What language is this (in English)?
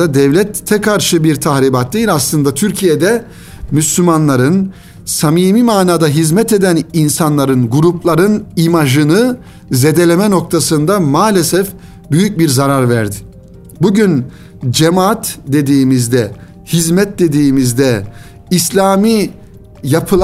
Turkish